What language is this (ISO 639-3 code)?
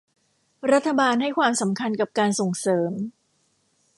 tha